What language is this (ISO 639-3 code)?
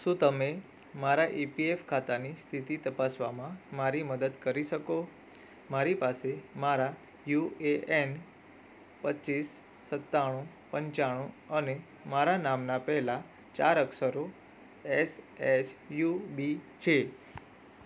guj